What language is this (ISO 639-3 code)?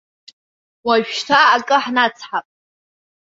abk